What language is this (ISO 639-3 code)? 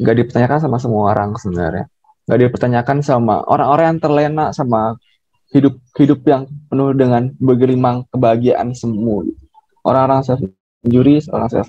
ind